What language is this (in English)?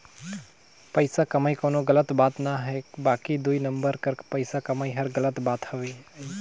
Chhattisgarhi